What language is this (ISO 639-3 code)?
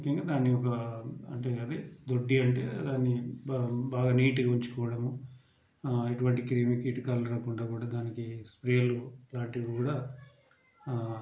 tel